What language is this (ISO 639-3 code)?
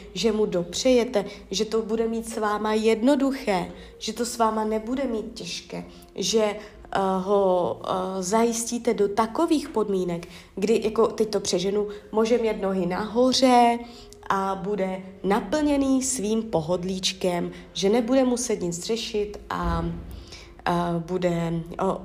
ces